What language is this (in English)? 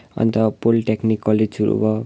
Nepali